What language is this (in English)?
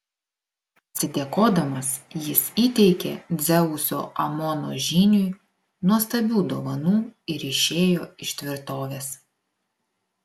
Lithuanian